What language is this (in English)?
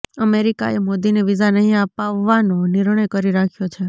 Gujarati